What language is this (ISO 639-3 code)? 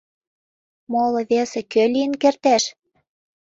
chm